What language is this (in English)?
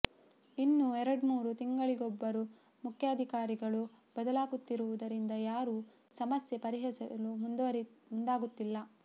Kannada